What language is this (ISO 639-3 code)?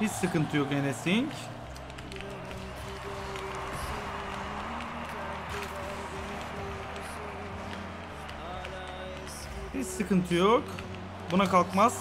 tur